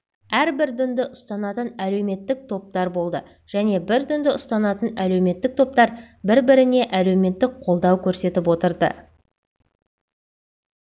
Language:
Kazakh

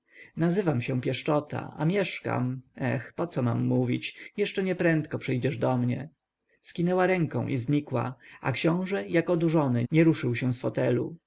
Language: Polish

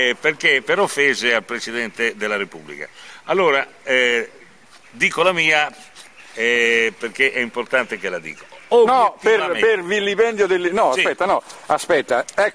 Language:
Italian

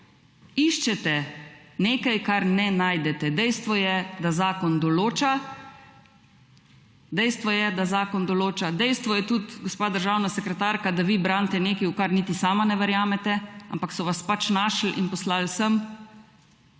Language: Slovenian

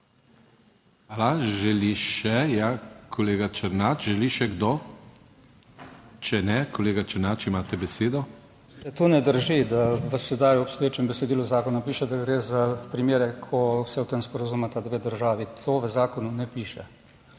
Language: Slovenian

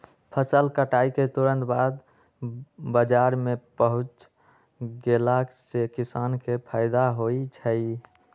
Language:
Magahi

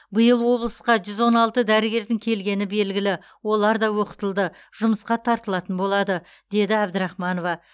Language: Kazakh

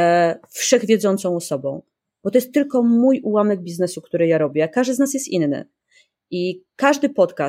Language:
Polish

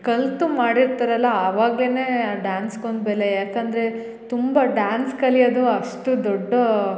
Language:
Kannada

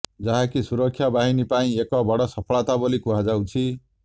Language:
Odia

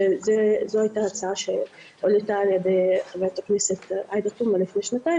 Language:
Hebrew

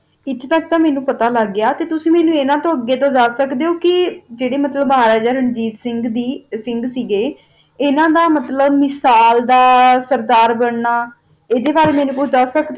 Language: Punjabi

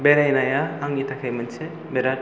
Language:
Bodo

